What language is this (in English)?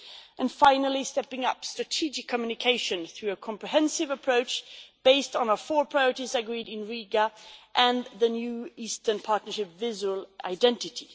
English